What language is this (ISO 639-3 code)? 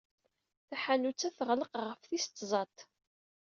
kab